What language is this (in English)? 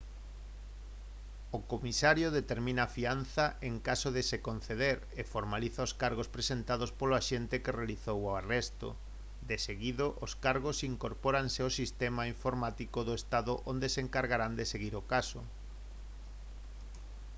Galician